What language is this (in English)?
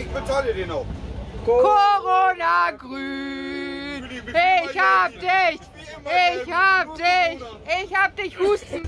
German